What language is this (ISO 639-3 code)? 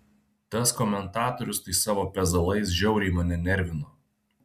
lit